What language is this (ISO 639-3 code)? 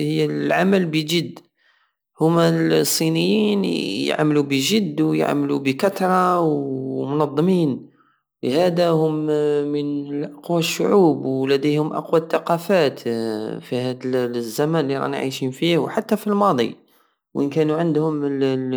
aao